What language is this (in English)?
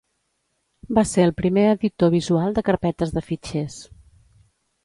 Catalan